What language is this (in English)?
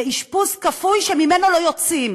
Hebrew